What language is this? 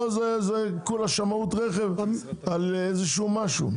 Hebrew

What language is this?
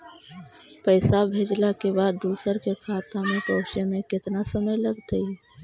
Magahi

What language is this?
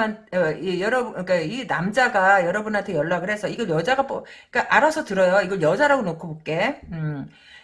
Korean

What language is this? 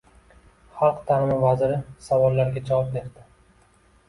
Uzbek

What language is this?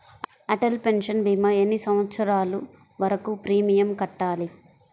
Telugu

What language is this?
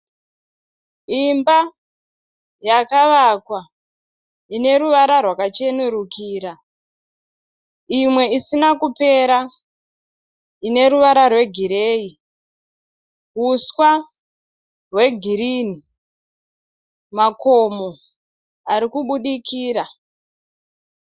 Shona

